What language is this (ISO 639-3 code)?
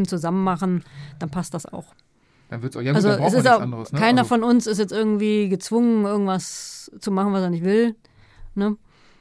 deu